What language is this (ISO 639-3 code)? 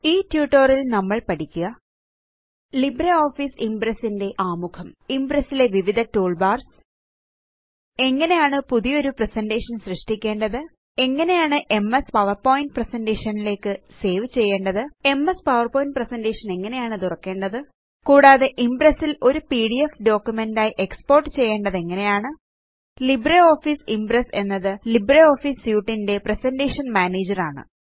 mal